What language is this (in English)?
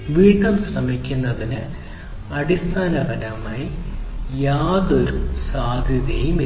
Malayalam